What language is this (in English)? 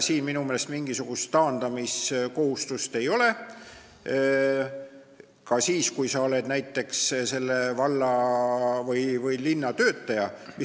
Estonian